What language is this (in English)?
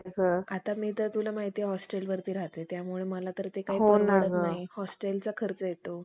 Marathi